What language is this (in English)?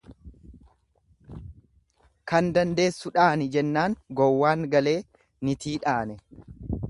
Oromo